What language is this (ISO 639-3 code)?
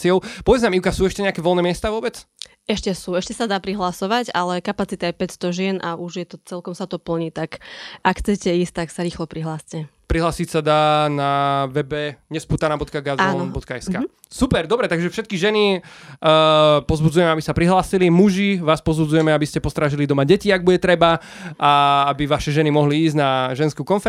slk